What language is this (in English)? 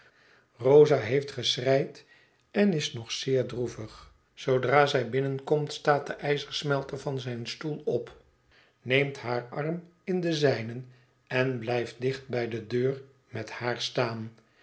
Dutch